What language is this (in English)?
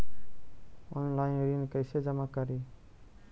Magahi